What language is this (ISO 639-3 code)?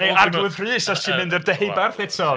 cym